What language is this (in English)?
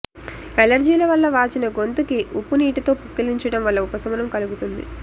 Telugu